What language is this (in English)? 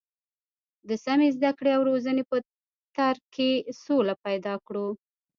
Pashto